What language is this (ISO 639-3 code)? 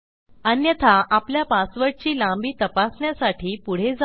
mar